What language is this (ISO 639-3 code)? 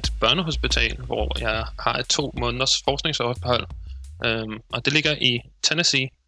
dan